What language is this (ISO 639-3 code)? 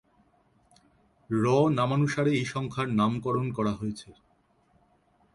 ben